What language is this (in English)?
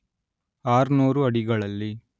Kannada